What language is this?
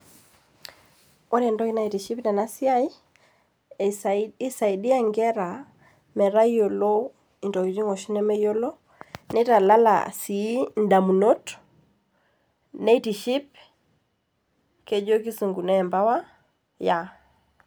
Masai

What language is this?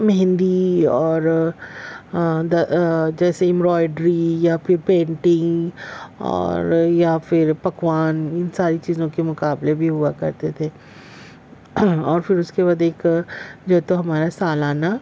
Urdu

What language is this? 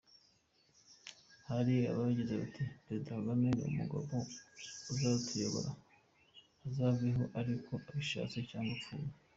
Kinyarwanda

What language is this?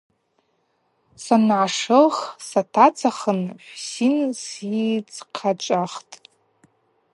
Abaza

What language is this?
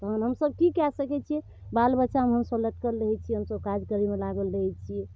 Maithili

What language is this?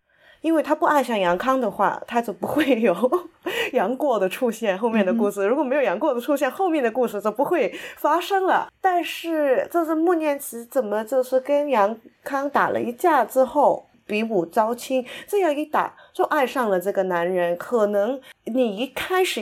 Chinese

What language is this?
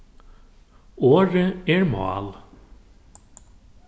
Faroese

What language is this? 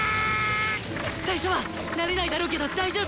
Japanese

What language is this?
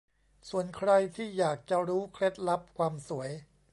Thai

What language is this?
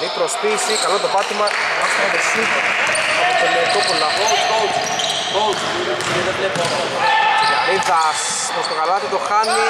Greek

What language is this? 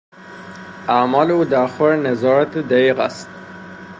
Persian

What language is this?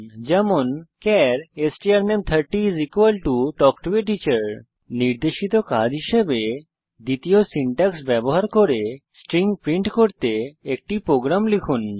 Bangla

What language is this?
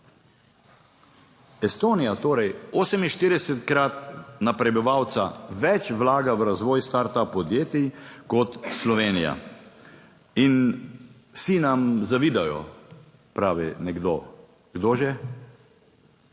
Slovenian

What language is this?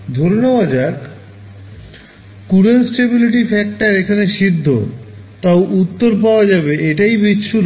Bangla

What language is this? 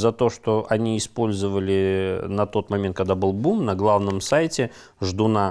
Russian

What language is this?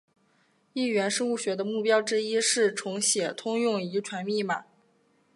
Chinese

